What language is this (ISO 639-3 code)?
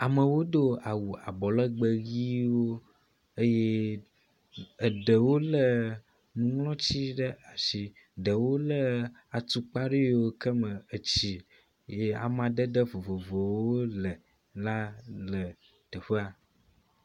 ewe